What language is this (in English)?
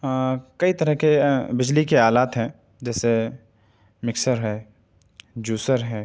Urdu